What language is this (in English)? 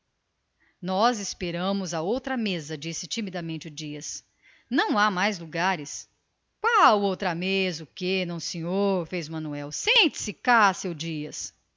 Portuguese